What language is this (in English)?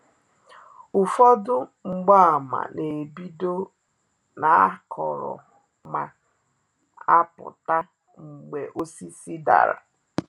Igbo